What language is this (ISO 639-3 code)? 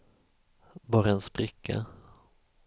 swe